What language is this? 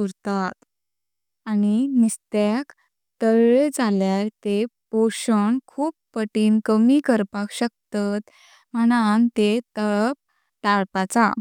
Konkani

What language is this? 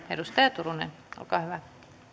Finnish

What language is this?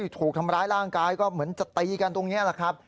Thai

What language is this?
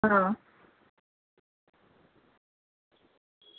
Gujarati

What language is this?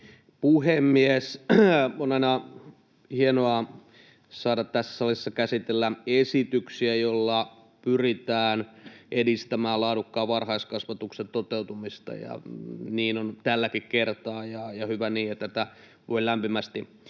Finnish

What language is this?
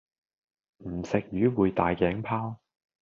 Cantonese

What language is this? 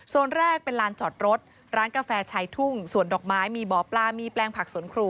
Thai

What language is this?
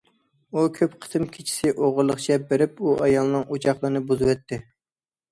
Uyghur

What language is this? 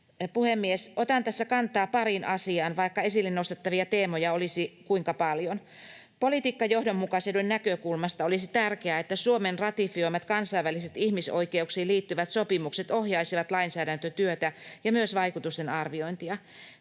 Finnish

